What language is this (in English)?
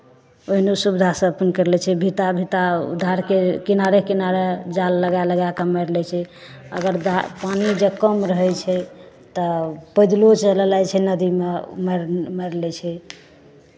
Maithili